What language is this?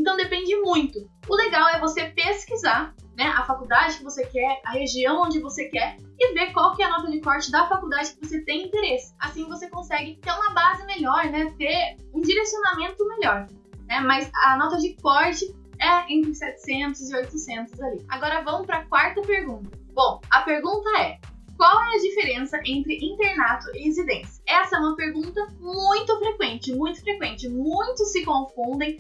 Portuguese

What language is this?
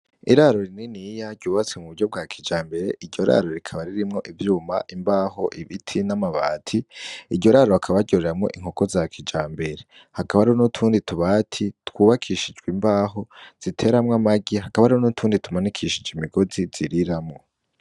Rundi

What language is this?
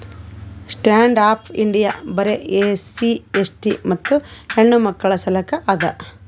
Kannada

